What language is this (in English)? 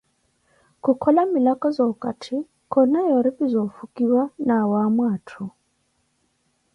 Koti